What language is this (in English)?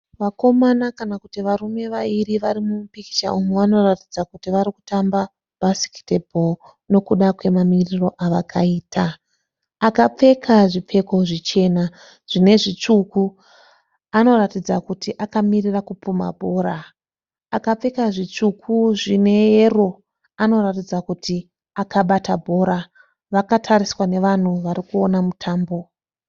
Shona